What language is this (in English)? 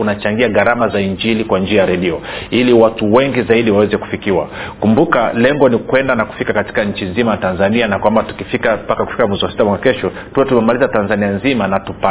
Swahili